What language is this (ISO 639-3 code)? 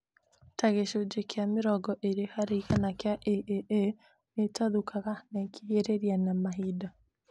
kik